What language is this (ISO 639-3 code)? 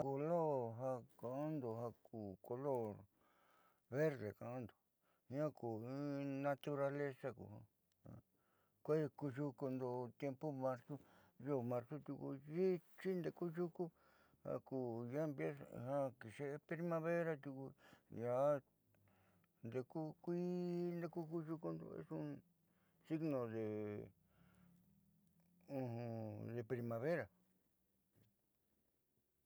mxy